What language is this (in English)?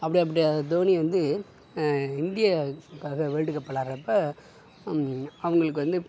Tamil